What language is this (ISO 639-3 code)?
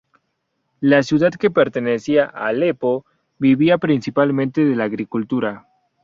spa